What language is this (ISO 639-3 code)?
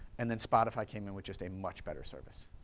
eng